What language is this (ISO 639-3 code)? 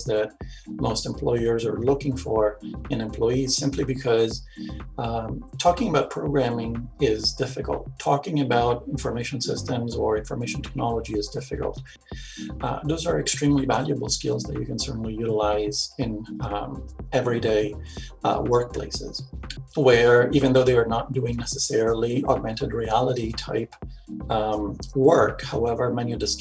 eng